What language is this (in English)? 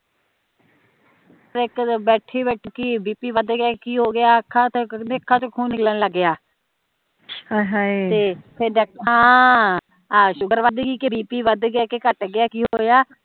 Punjabi